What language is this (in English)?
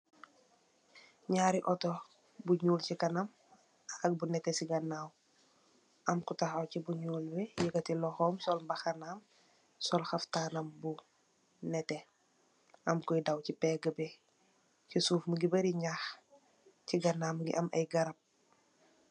Wolof